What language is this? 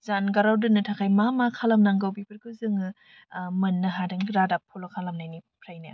Bodo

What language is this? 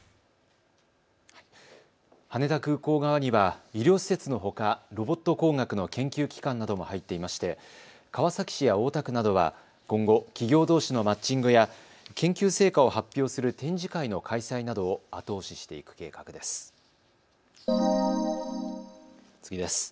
Japanese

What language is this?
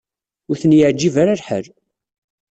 Kabyle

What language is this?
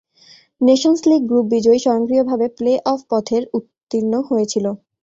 Bangla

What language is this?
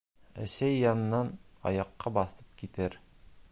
Bashkir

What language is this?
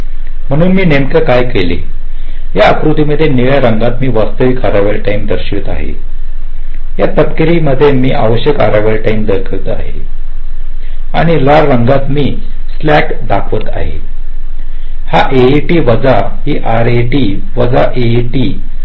Marathi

